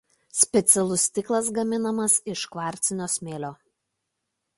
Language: Lithuanian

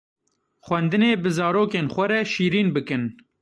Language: Kurdish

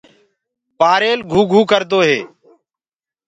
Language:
Gurgula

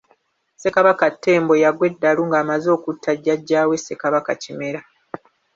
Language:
Ganda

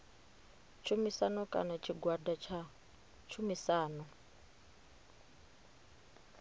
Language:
Venda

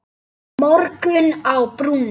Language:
Icelandic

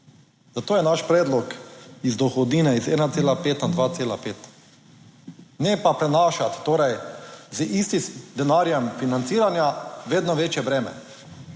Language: Slovenian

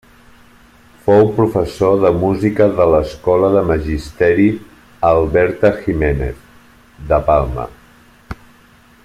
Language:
Catalan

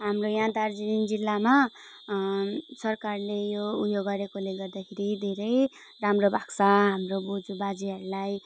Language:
Nepali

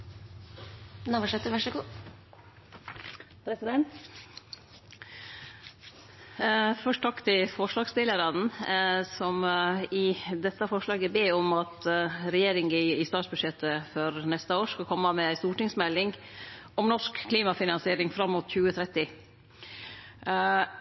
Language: Norwegian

